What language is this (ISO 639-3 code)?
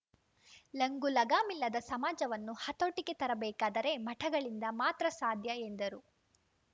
kan